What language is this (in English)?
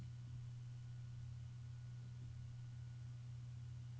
Norwegian